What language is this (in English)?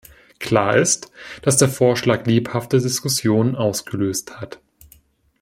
German